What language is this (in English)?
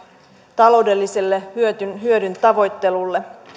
Finnish